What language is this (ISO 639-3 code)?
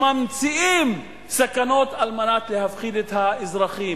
heb